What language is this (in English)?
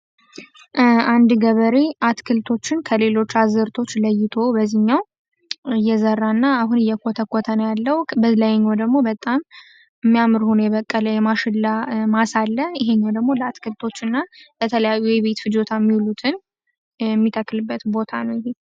Amharic